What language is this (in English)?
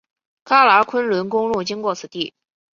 Chinese